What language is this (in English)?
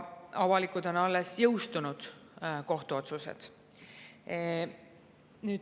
Estonian